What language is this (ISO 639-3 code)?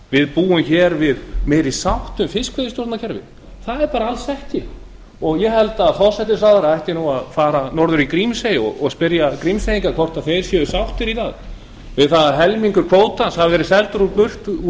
isl